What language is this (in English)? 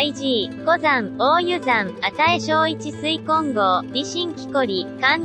Japanese